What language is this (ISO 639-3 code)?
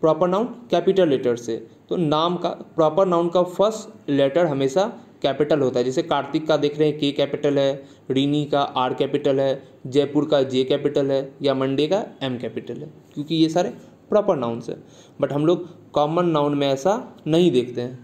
hin